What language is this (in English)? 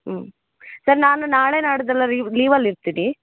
Kannada